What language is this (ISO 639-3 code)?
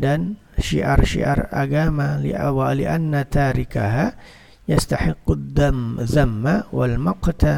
ind